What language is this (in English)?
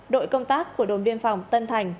Vietnamese